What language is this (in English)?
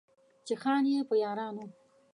Pashto